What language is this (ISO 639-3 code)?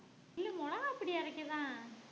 tam